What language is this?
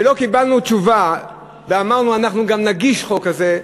Hebrew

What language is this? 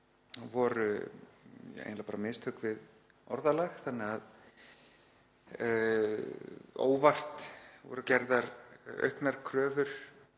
Icelandic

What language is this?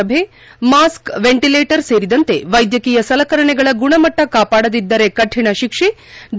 Kannada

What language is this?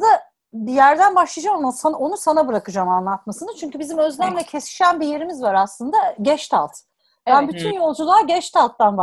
Turkish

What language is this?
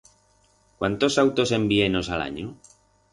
Aragonese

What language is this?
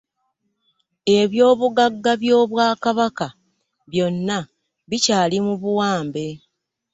Ganda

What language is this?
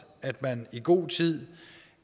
Danish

